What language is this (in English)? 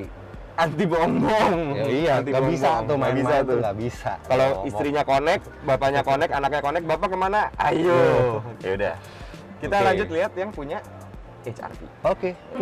Indonesian